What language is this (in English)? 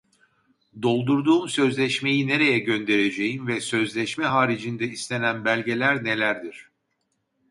Turkish